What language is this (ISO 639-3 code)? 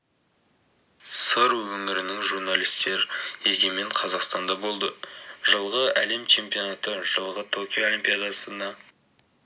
kaz